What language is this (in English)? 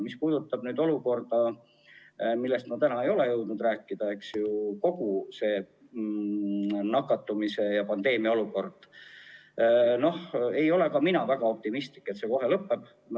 Estonian